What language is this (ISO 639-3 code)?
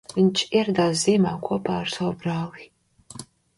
lav